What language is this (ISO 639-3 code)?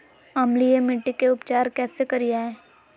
mag